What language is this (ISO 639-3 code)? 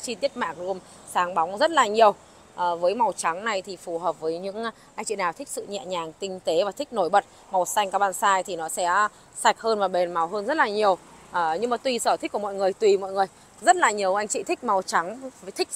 vie